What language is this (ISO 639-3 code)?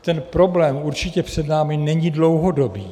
ces